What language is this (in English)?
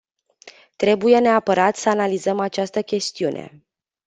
Romanian